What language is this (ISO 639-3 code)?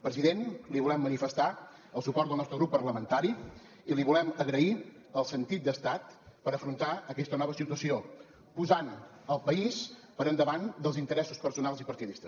cat